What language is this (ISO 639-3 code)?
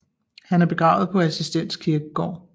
dan